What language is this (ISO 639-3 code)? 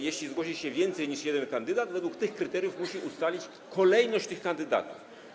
pol